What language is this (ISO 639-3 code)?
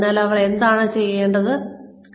mal